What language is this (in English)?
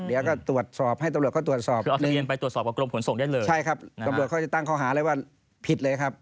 Thai